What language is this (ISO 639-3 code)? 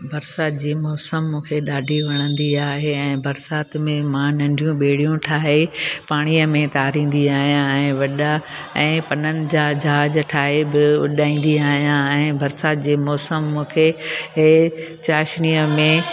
snd